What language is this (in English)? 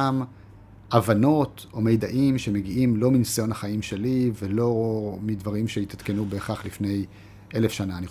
Hebrew